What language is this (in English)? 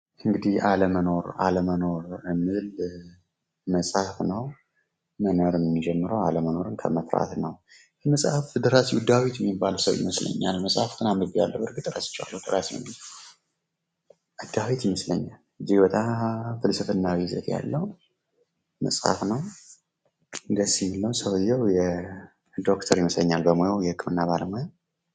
Amharic